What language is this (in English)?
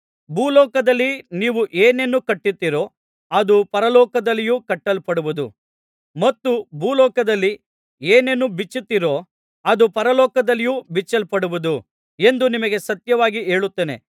Kannada